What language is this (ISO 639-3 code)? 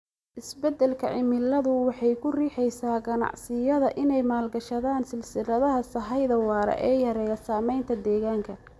som